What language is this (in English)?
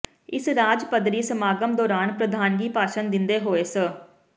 Punjabi